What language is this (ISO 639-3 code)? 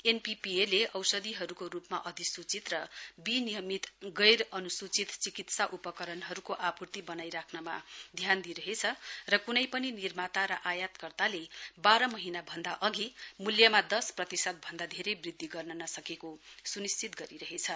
nep